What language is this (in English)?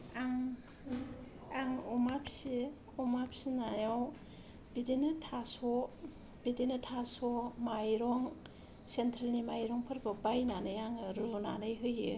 Bodo